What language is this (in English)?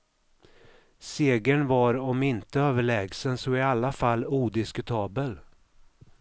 Swedish